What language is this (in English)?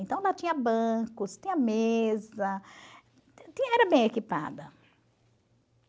Portuguese